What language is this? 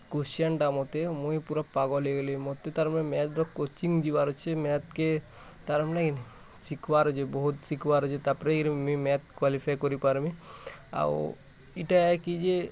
Odia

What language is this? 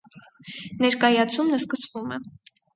Armenian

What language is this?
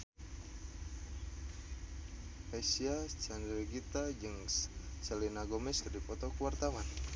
Sundanese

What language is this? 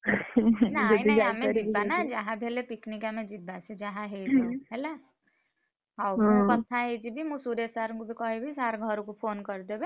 Odia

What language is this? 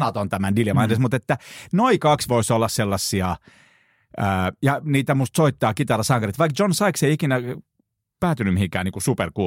Finnish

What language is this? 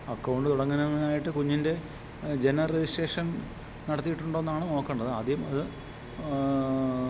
Malayalam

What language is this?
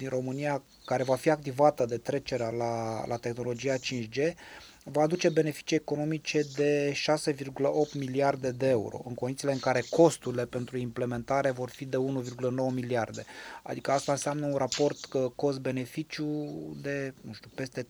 Romanian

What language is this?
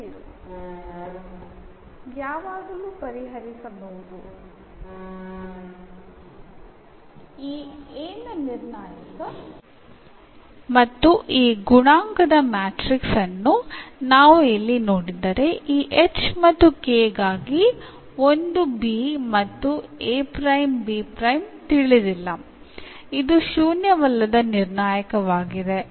Malayalam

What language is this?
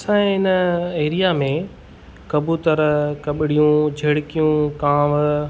Sindhi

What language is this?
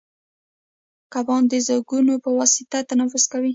Pashto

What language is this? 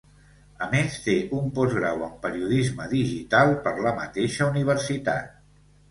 Catalan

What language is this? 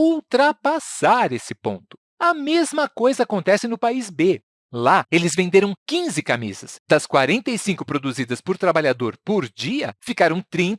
Portuguese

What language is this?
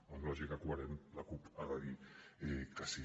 Catalan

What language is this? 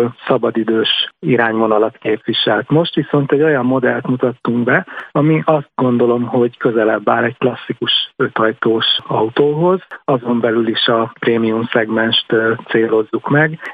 Hungarian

